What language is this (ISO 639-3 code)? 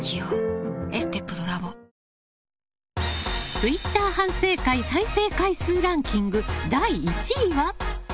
jpn